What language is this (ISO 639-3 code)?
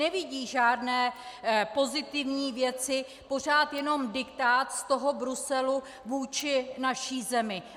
ces